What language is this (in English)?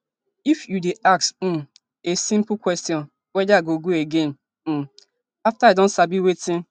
Nigerian Pidgin